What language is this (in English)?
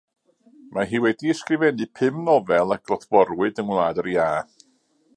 Welsh